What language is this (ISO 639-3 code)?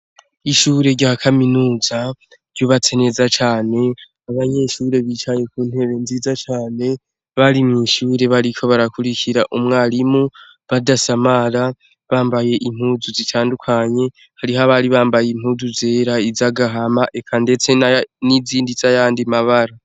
run